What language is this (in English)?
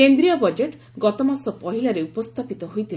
Odia